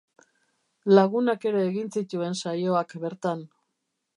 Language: Basque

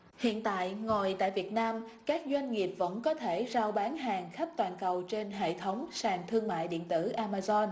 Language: Vietnamese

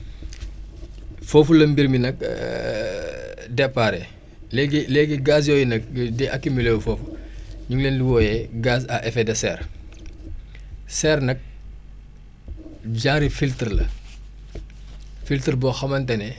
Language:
Wolof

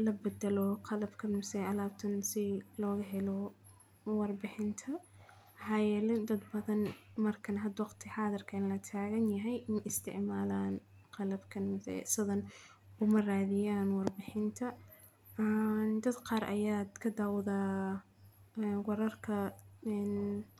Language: Somali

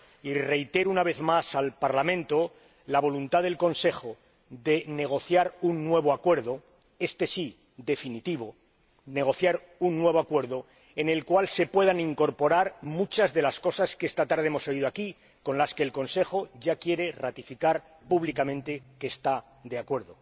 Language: Spanish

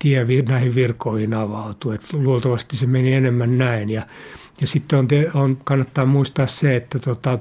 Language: Finnish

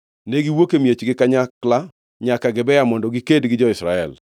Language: Luo (Kenya and Tanzania)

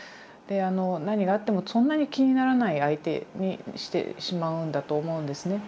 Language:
Japanese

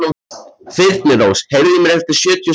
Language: Icelandic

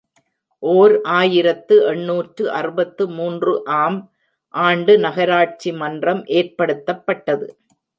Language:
Tamil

